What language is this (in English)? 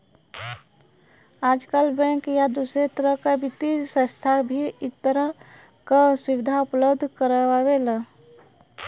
Bhojpuri